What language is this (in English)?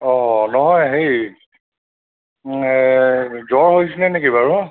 Assamese